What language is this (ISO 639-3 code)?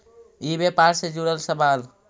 mag